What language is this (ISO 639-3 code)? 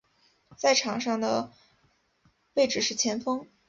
zho